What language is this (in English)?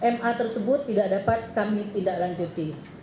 Indonesian